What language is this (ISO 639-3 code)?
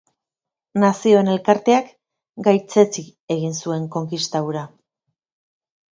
eus